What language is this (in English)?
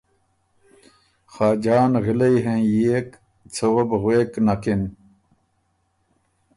Ormuri